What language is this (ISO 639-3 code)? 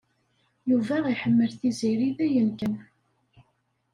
kab